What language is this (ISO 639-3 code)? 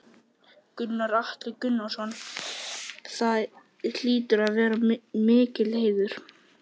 isl